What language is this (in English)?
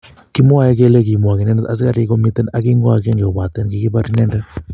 Kalenjin